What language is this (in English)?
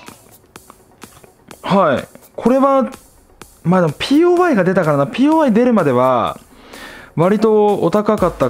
Japanese